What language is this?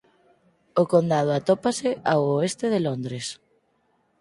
Galician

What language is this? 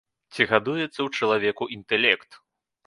Belarusian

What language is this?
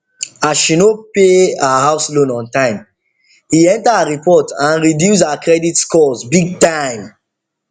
Nigerian Pidgin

